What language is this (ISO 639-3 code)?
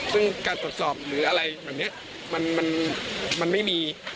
tha